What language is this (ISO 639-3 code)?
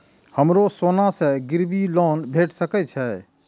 mai